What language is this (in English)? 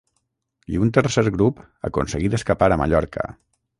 Catalan